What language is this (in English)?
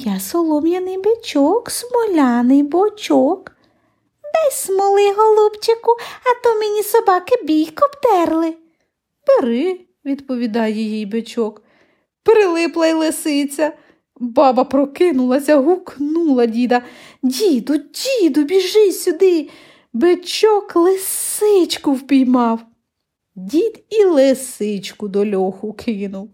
Ukrainian